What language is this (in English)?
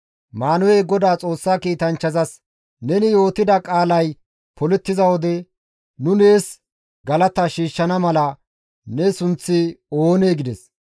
Gamo